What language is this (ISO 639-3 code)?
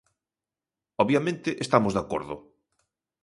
glg